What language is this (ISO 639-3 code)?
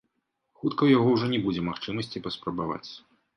bel